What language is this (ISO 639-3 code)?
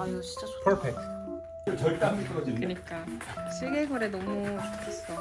kor